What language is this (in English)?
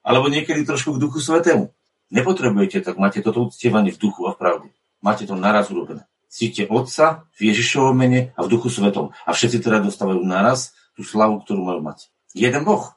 Slovak